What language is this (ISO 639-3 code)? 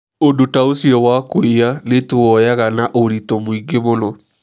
kik